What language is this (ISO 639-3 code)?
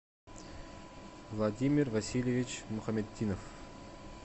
rus